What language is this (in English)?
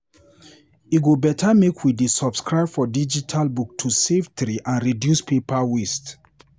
Nigerian Pidgin